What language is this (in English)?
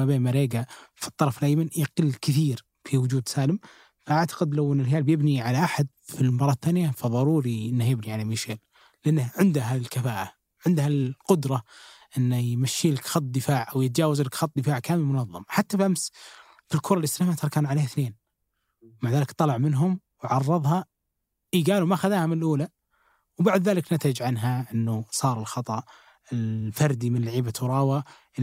Arabic